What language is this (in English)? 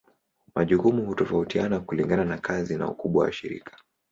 Swahili